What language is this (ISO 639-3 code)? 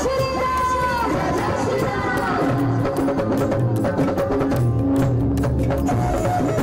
ara